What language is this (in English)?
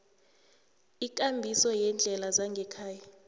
South Ndebele